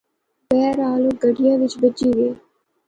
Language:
Pahari-Potwari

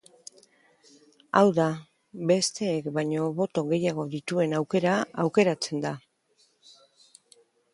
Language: Basque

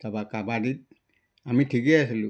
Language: Assamese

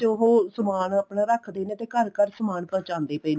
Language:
Punjabi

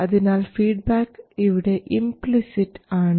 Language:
Malayalam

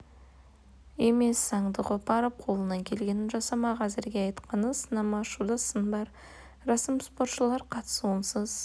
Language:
Kazakh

